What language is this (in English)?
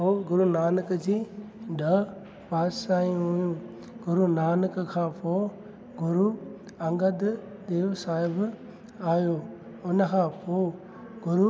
Sindhi